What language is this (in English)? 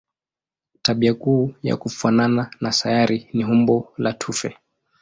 Swahili